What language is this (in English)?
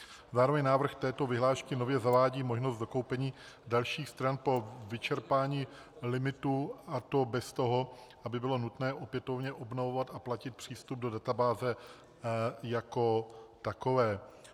Czech